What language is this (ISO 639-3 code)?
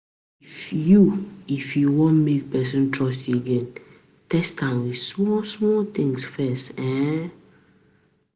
pcm